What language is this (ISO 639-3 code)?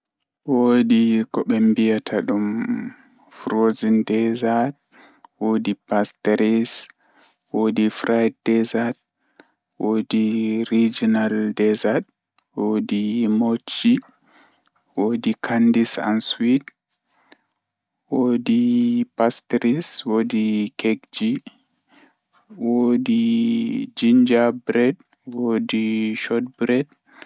ful